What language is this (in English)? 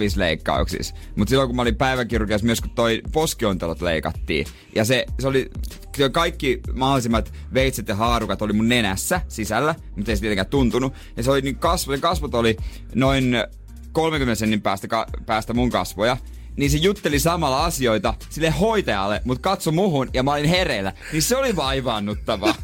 Finnish